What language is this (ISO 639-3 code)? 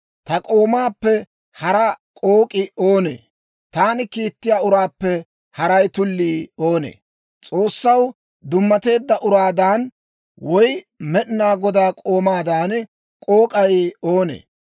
dwr